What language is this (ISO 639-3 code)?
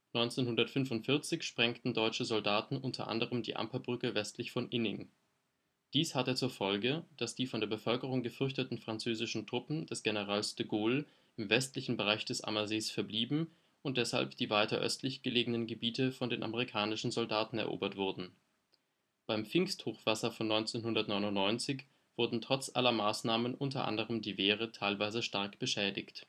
deu